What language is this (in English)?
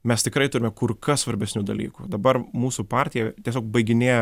Lithuanian